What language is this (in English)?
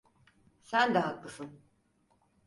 Turkish